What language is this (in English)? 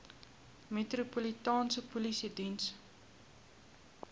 Afrikaans